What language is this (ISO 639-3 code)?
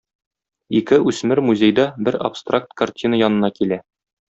tat